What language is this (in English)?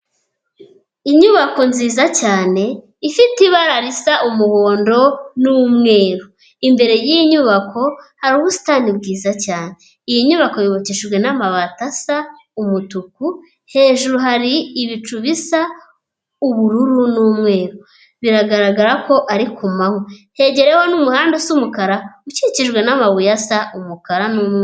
Kinyarwanda